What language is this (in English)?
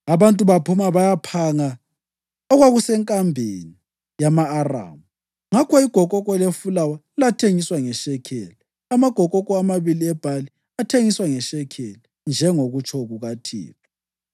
North Ndebele